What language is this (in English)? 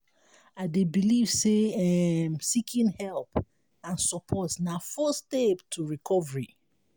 Nigerian Pidgin